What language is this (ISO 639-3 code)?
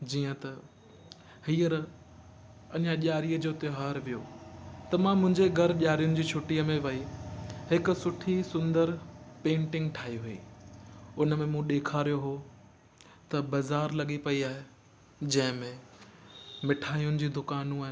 snd